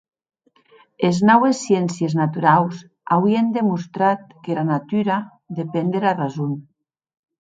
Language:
Occitan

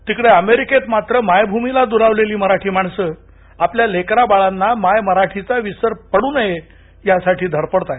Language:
Marathi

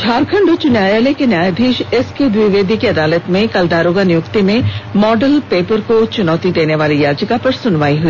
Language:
Hindi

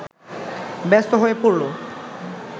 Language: Bangla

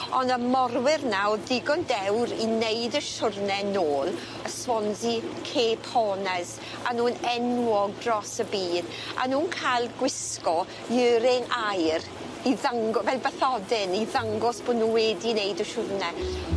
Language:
Welsh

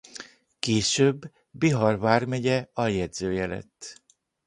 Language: Hungarian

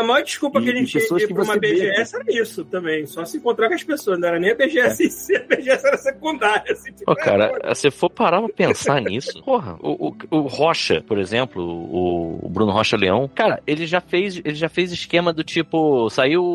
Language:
Portuguese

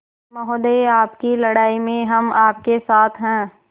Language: Hindi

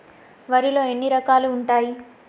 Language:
Telugu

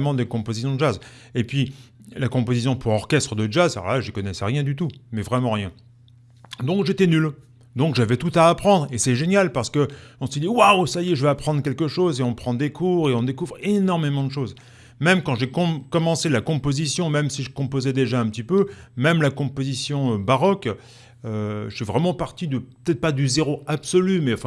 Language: French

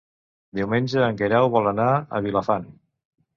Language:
Catalan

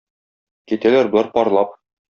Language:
Tatar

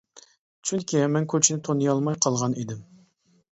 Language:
Uyghur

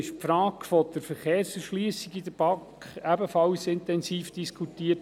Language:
Swiss German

